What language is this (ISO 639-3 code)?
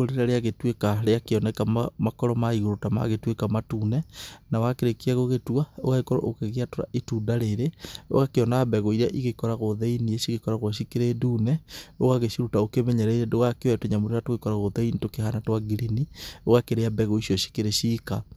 kik